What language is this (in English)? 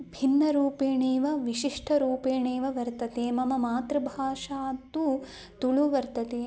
Sanskrit